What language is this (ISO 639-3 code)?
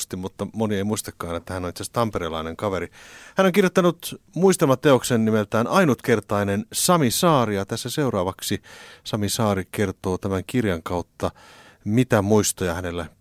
fin